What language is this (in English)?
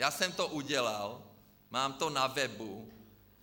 Czech